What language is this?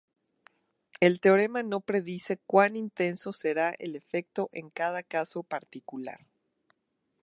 Spanish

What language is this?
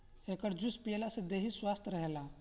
Bhojpuri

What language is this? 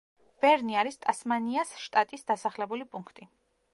Georgian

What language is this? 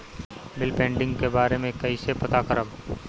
Bhojpuri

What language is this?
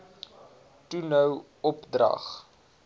Afrikaans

